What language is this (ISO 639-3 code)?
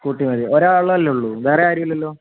mal